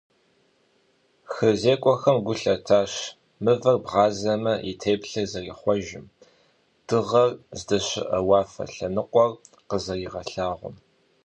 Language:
Kabardian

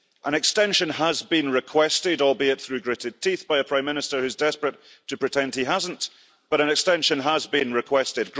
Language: English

